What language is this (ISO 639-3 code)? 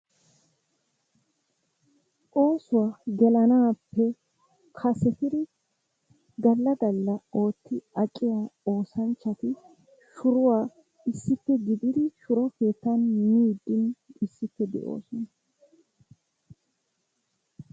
wal